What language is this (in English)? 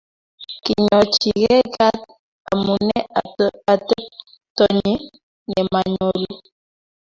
Kalenjin